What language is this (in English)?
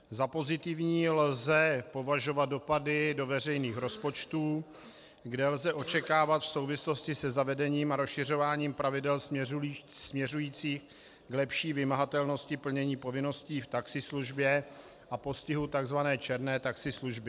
Czech